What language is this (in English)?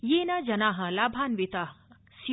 Sanskrit